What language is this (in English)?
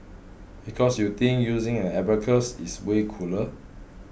English